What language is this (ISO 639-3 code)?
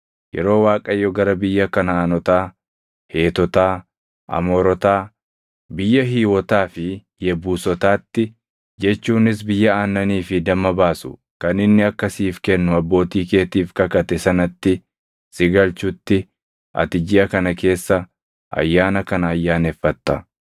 orm